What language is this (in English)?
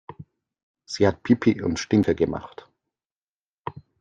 German